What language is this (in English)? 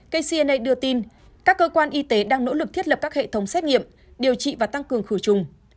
Vietnamese